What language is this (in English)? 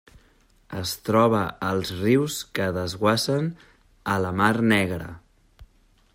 Catalan